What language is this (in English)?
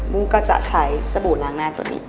Thai